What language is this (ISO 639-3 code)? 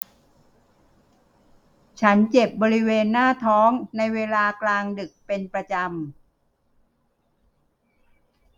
tha